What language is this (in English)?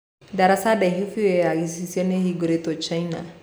Kikuyu